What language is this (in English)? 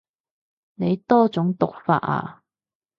Cantonese